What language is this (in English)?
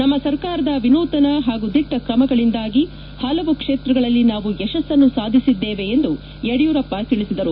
Kannada